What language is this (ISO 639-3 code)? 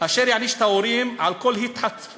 heb